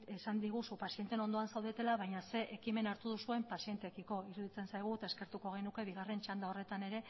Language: Basque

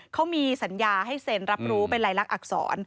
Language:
Thai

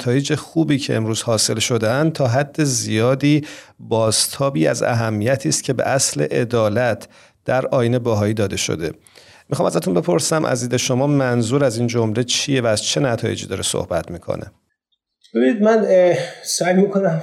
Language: Persian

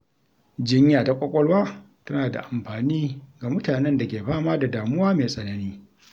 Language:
Hausa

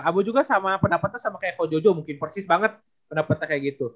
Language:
Indonesian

